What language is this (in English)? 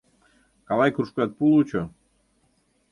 Mari